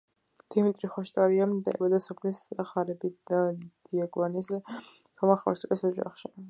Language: Georgian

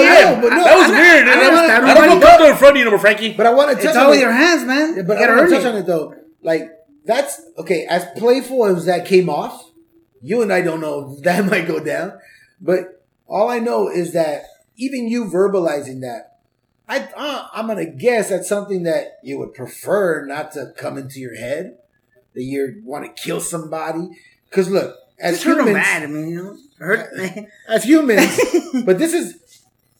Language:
English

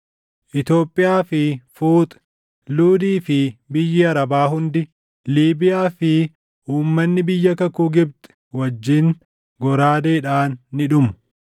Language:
Oromo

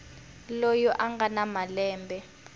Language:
Tsonga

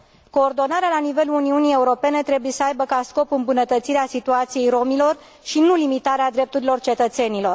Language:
Romanian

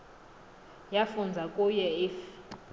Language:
Xhosa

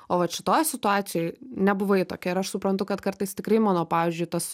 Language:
Lithuanian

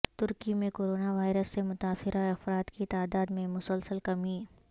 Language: Urdu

